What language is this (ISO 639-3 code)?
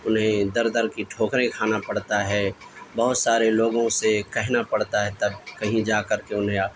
urd